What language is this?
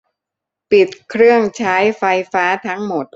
Thai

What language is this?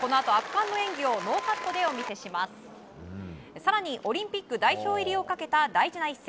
Japanese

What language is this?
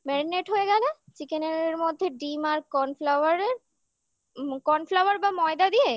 Bangla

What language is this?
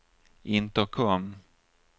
Swedish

